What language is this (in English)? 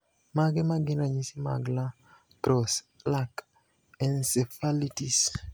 Luo (Kenya and Tanzania)